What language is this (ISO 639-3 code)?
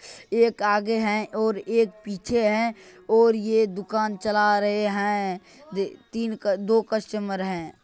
mag